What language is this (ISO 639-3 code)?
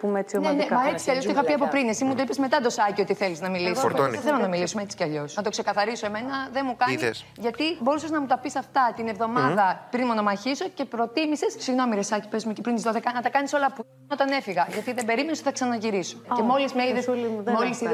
ell